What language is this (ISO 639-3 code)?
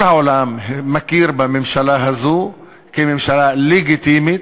heb